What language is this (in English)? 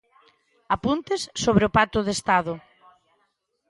Galician